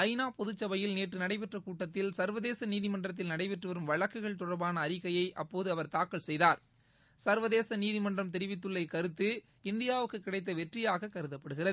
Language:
Tamil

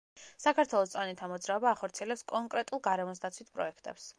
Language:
Georgian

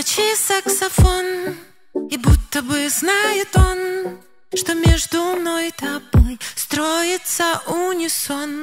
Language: Russian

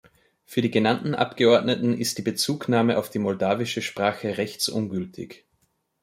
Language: German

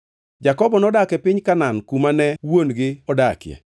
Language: Luo (Kenya and Tanzania)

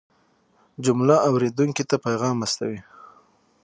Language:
Pashto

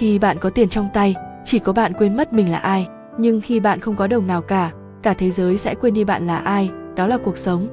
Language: Vietnamese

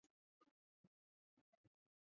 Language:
Chinese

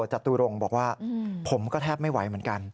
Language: Thai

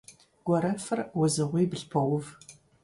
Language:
Kabardian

